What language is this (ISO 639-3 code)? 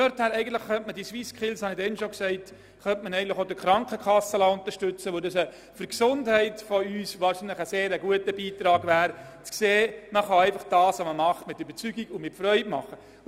gsw